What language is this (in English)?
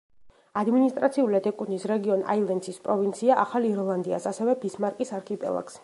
Georgian